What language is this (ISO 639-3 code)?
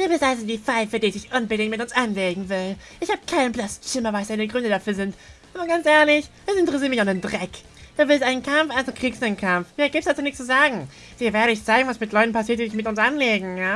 deu